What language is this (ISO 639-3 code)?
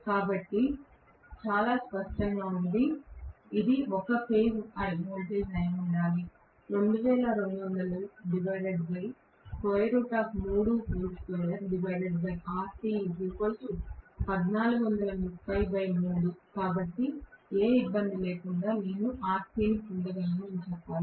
tel